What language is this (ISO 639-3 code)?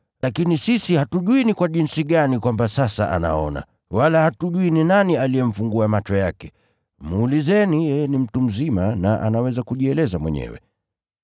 swa